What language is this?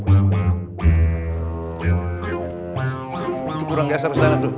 Indonesian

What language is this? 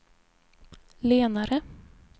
Swedish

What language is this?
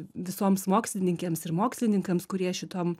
Lithuanian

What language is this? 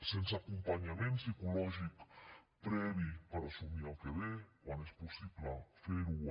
Catalan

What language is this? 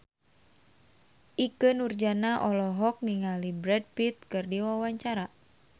Sundanese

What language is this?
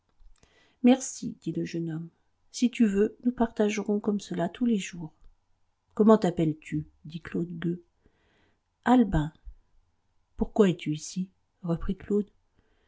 French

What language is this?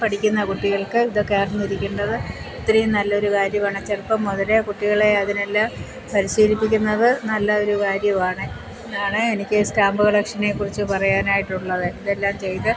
Malayalam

